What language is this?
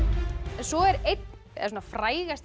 Icelandic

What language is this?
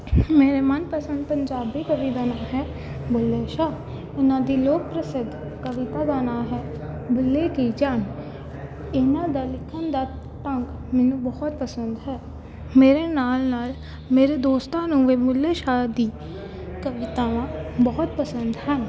Punjabi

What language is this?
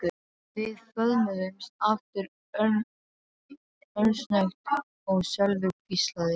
Icelandic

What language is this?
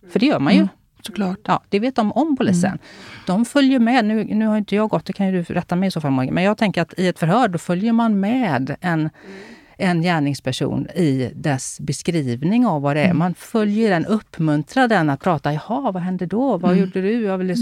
Swedish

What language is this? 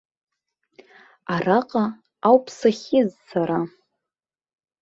Abkhazian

